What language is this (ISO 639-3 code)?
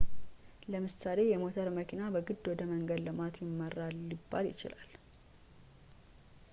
amh